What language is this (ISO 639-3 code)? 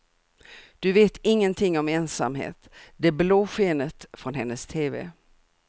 swe